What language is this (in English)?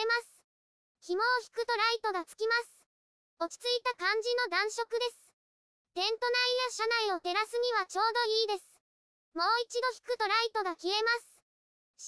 Japanese